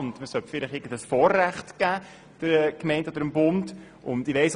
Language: Swiss German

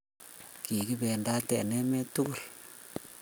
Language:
Kalenjin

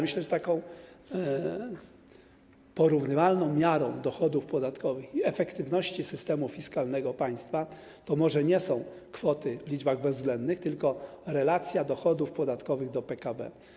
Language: Polish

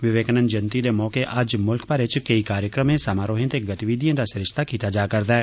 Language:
Dogri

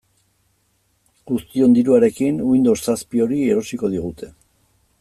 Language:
Basque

